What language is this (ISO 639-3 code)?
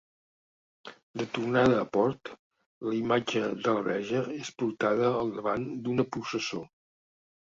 cat